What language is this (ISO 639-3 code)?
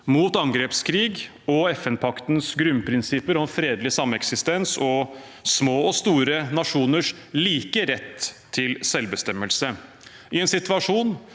nor